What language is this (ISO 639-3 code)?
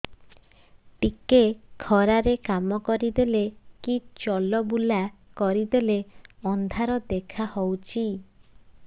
ori